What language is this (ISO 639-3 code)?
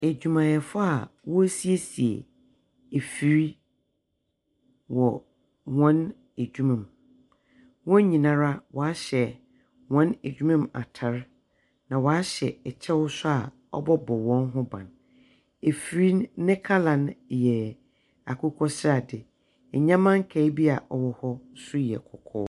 aka